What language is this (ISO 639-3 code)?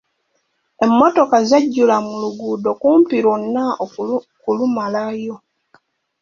lug